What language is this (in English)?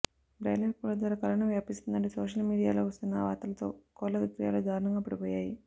Telugu